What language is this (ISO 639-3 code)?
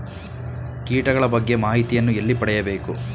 kan